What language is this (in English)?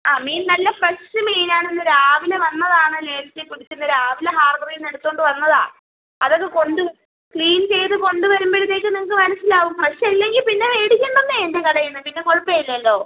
Malayalam